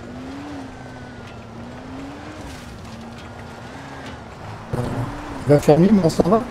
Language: French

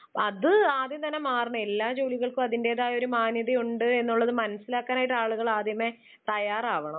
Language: Malayalam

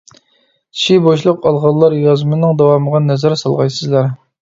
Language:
Uyghur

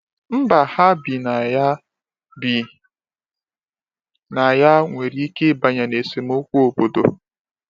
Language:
Igbo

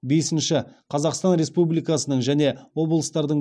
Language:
Kazakh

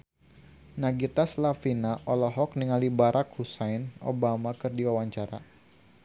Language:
Sundanese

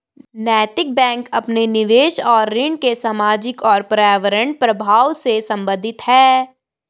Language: Hindi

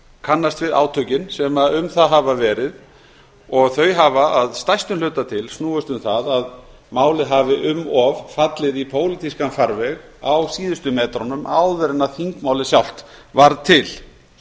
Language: Icelandic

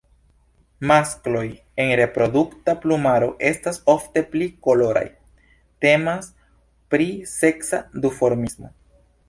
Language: Esperanto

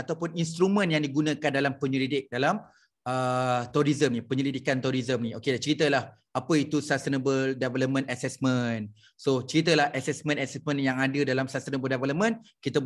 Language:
Malay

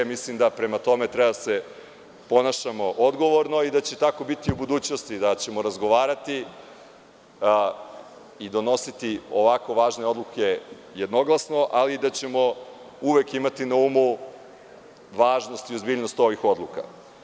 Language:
Serbian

